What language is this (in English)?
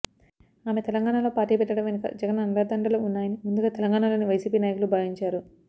Telugu